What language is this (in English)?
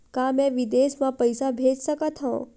Chhattisgarhi